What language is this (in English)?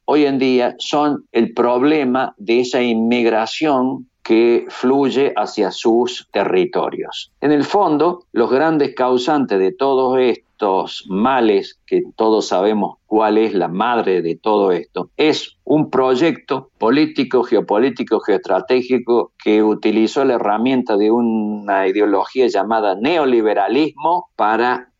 Spanish